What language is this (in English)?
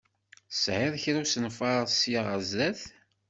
Kabyle